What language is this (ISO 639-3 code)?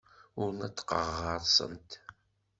kab